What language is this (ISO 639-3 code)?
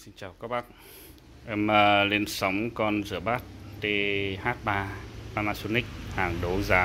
vie